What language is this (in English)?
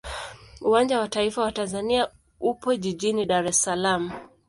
Swahili